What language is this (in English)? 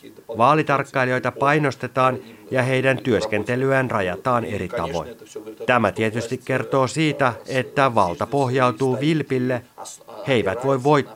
Finnish